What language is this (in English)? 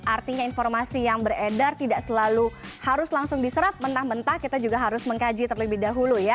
Indonesian